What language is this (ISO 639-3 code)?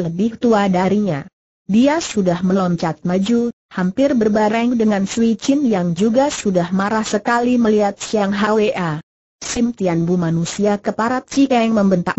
ind